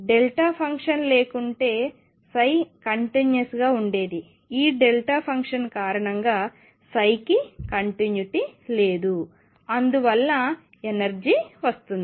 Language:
Telugu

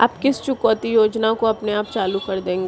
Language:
Hindi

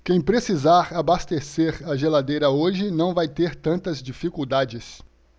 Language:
Portuguese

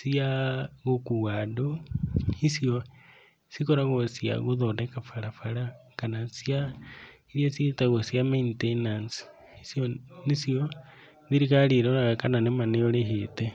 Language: Kikuyu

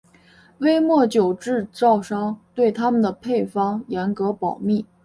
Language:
Chinese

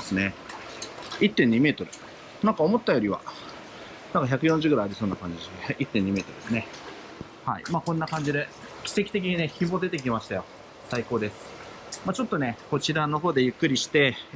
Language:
Japanese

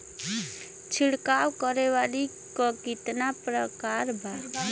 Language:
Bhojpuri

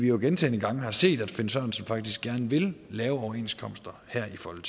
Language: Danish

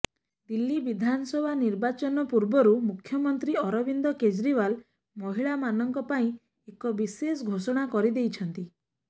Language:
Odia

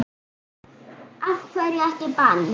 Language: Icelandic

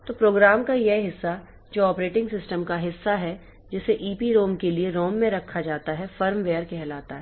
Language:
Hindi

